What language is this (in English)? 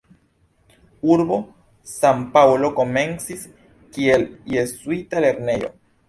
Esperanto